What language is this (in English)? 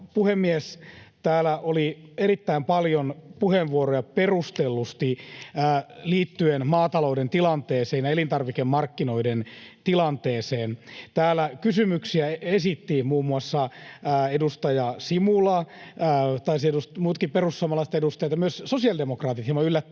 Finnish